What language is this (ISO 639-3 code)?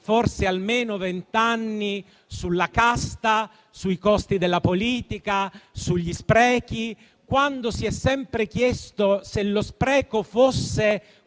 ita